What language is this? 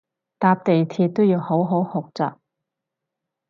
Cantonese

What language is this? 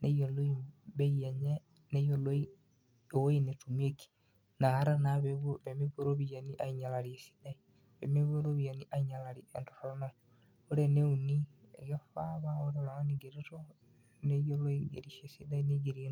Masai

